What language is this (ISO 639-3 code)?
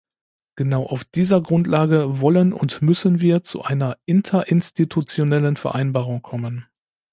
deu